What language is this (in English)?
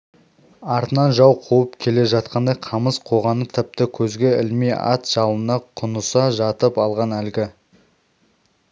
Kazakh